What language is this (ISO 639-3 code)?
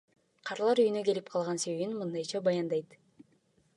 kir